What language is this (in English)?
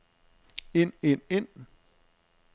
Danish